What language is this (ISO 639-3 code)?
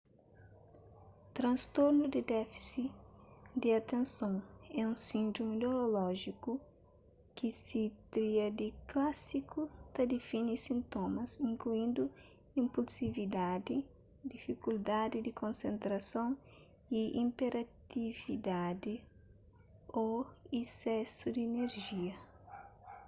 kea